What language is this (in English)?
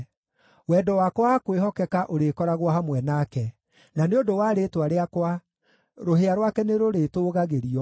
Kikuyu